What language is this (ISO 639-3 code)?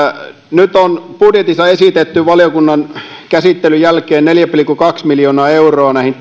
fin